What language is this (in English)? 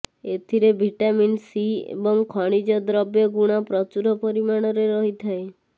Odia